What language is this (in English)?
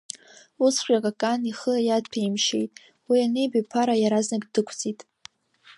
Abkhazian